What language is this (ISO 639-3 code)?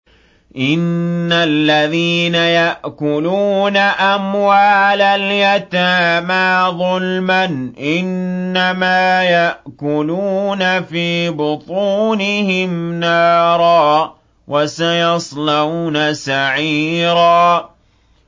ara